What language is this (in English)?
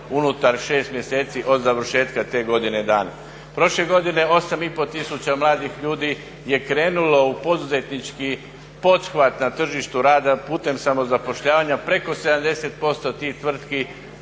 Croatian